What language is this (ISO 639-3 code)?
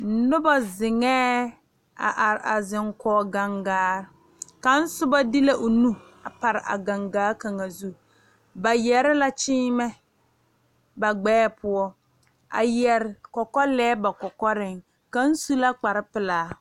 dga